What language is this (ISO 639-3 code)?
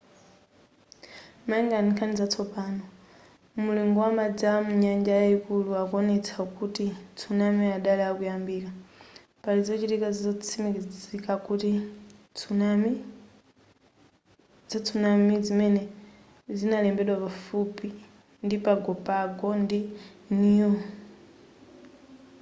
nya